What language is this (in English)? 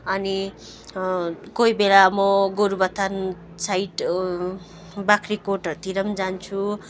Nepali